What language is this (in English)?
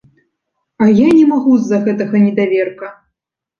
Belarusian